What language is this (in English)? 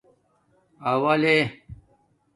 Domaaki